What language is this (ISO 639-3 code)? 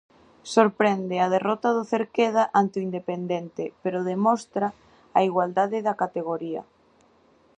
glg